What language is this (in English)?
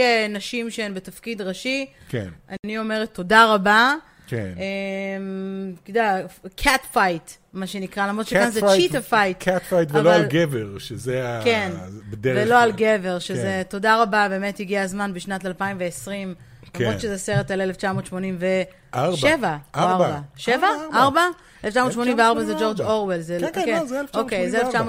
Hebrew